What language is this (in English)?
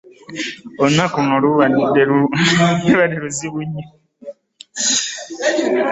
Ganda